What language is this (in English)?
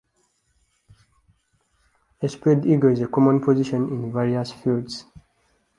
English